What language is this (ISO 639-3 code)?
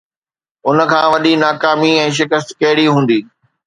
snd